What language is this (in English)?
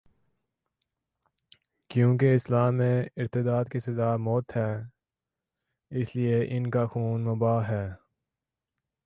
Urdu